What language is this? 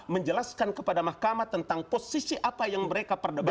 Indonesian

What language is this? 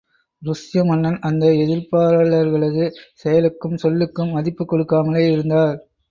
Tamil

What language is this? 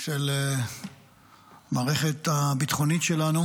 Hebrew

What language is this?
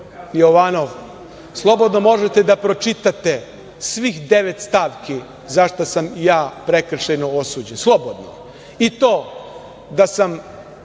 Serbian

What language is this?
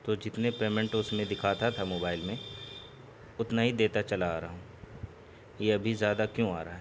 Urdu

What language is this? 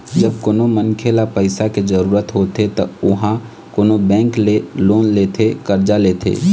Chhattisgarhi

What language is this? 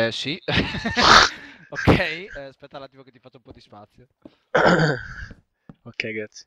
Italian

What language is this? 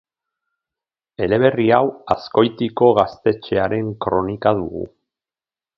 Basque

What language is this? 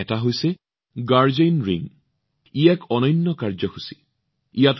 Assamese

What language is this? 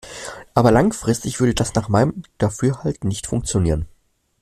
German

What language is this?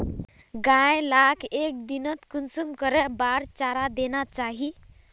Magahi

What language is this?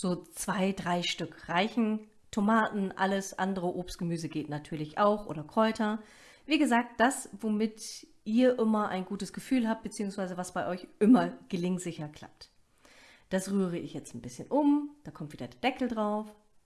German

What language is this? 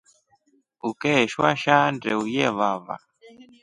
Rombo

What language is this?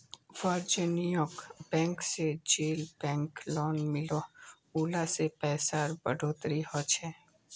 Magahi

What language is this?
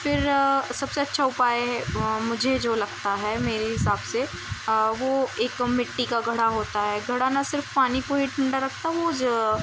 Urdu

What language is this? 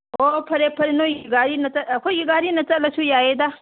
Manipuri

